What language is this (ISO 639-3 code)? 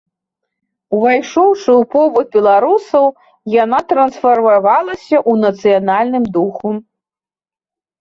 bel